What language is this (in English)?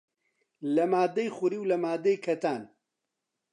Central Kurdish